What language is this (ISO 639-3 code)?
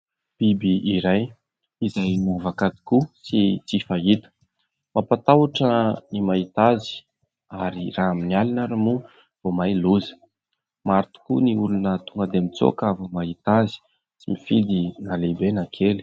mlg